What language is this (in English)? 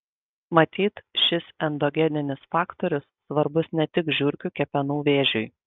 Lithuanian